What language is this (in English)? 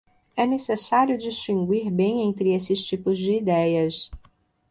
Portuguese